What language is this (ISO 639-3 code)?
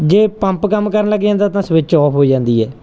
pan